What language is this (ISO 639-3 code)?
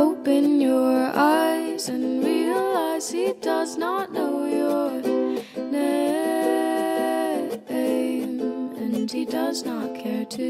eng